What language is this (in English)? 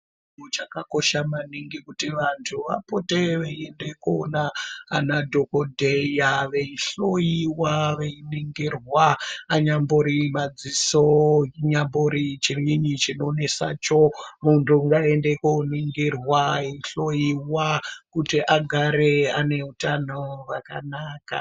Ndau